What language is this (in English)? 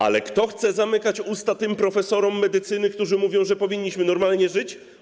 Polish